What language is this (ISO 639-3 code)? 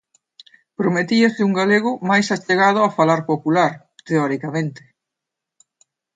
glg